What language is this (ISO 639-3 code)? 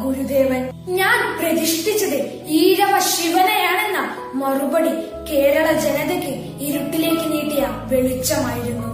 mal